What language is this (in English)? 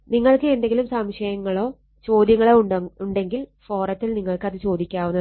Malayalam